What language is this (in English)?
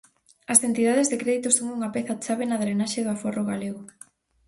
Galician